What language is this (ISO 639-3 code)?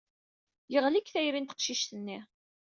kab